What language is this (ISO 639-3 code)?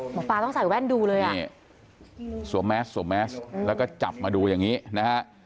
tha